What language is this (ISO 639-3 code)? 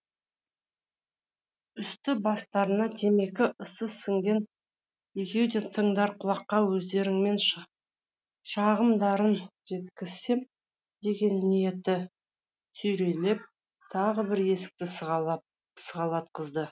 kaz